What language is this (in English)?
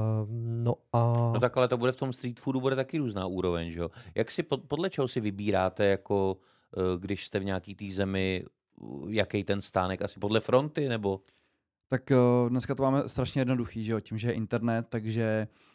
Czech